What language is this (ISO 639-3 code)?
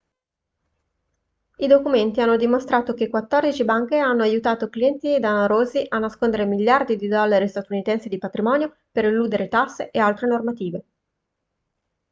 ita